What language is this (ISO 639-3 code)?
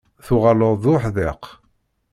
kab